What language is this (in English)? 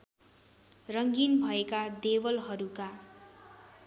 Nepali